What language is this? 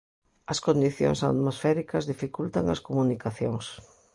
Galician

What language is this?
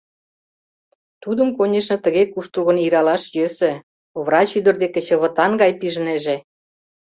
Mari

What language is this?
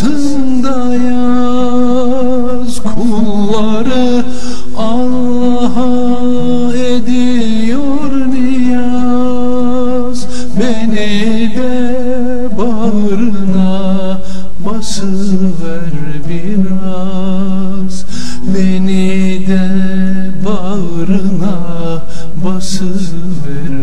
Turkish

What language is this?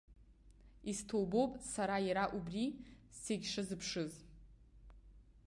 Abkhazian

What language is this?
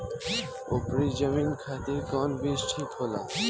Bhojpuri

